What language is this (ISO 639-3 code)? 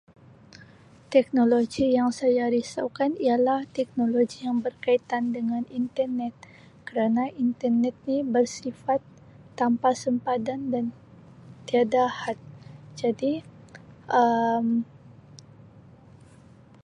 msi